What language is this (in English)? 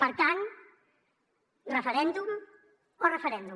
Catalan